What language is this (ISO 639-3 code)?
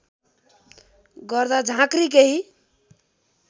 nep